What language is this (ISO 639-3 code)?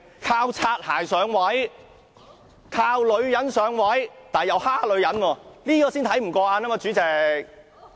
yue